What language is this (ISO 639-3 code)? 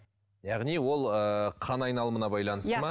kaz